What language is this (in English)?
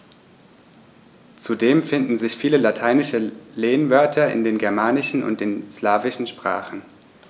German